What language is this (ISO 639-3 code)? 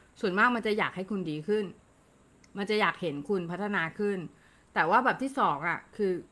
tha